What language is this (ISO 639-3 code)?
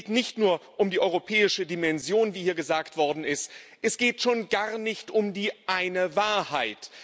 deu